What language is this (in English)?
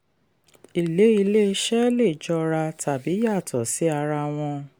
Yoruba